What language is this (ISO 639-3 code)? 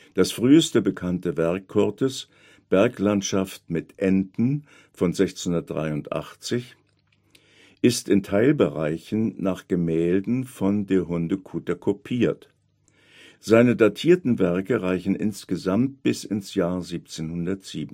deu